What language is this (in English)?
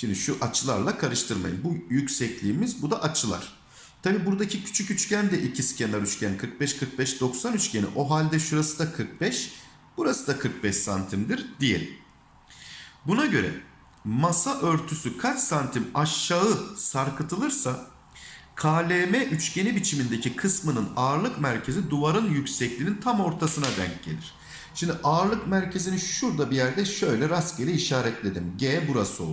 Turkish